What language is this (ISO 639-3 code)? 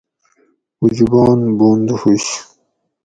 gwc